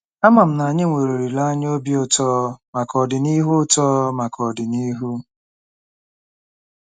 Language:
Igbo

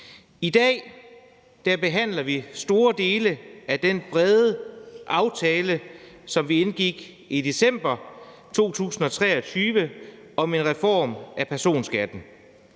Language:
Danish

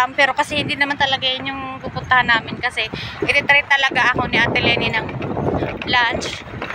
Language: Filipino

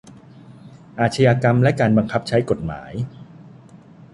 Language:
Thai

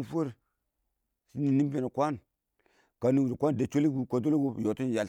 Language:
Awak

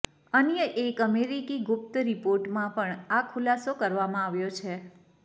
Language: Gujarati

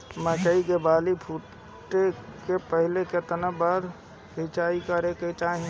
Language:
Bhojpuri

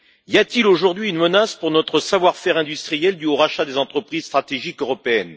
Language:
French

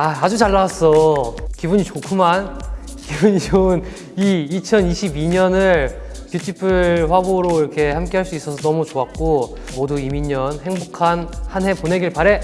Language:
Korean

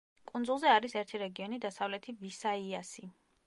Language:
Georgian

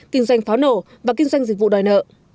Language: Vietnamese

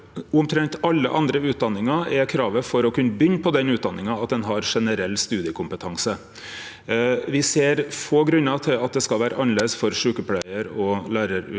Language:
Norwegian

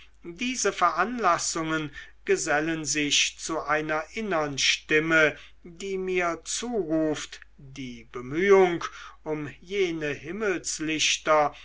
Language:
German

